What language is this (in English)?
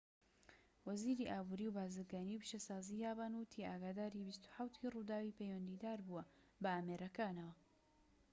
Central Kurdish